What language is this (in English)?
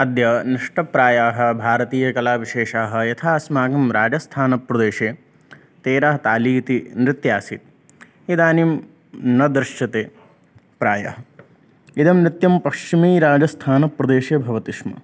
Sanskrit